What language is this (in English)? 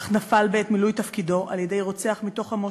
Hebrew